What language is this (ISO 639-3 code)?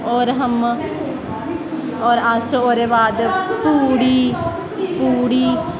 doi